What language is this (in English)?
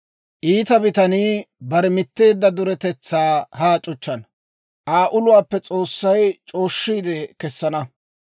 Dawro